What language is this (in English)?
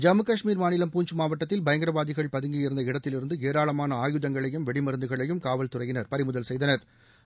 Tamil